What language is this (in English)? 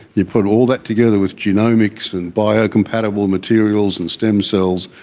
English